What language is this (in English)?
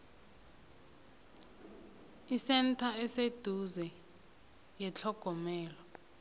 South Ndebele